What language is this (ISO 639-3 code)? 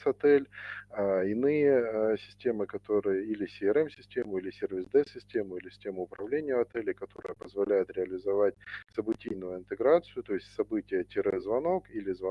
rus